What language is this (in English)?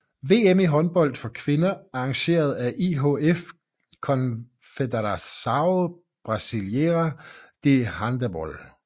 Danish